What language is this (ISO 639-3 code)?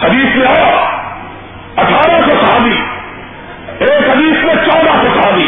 urd